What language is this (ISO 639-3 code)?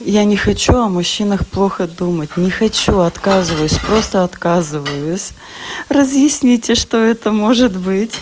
rus